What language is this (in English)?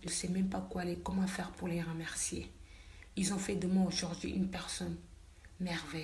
French